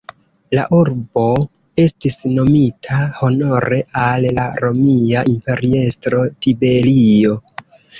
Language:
Esperanto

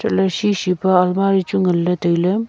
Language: Wancho Naga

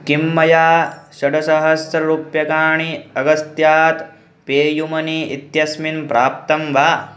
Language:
Sanskrit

